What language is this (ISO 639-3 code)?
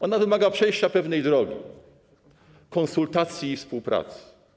pol